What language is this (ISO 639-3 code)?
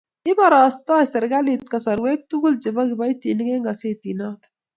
kln